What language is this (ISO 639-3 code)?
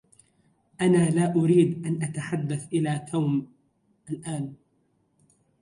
ara